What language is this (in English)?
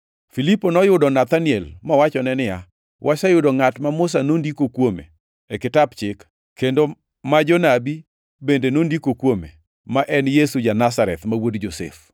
Luo (Kenya and Tanzania)